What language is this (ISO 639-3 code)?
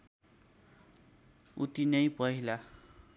nep